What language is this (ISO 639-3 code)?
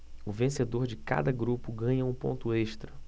por